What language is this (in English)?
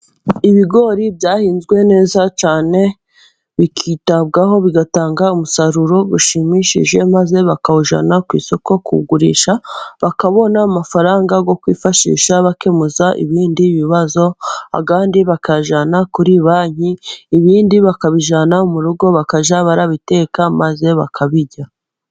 Kinyarwanda